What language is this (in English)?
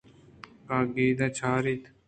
Eastern Balochi